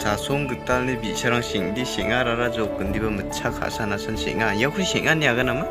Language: Korean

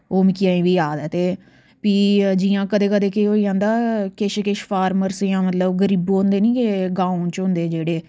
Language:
Dogri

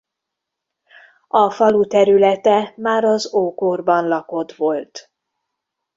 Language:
Hungarian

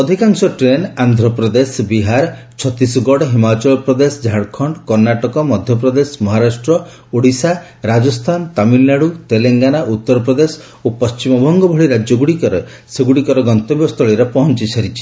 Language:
Odia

